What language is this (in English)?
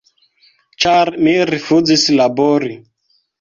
Esperanto